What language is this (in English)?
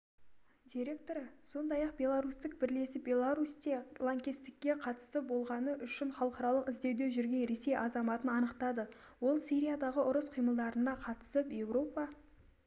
Kazakh